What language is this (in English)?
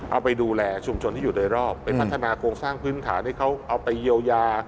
Thai